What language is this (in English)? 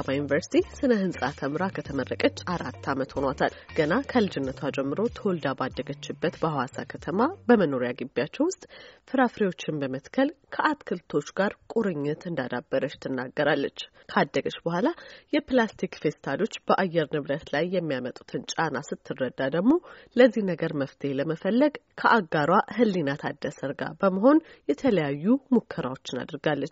Amharic